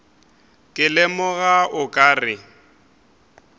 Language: Northern Sotho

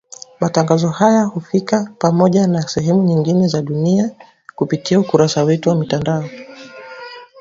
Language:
Swahili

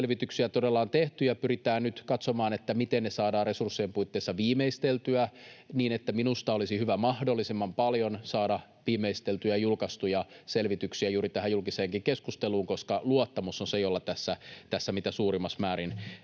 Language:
Finnish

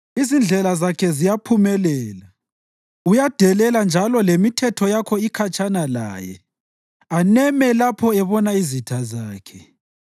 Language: North Ndebele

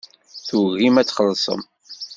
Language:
Kabyle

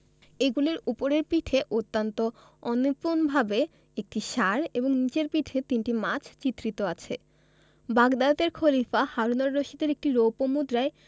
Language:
Bangla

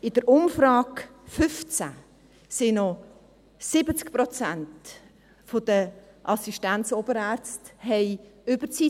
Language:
Swiss German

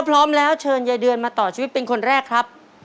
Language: Thai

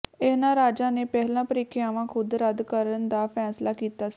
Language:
Punjabi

